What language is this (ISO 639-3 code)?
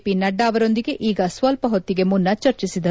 kan